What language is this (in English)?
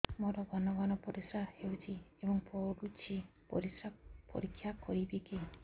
Odia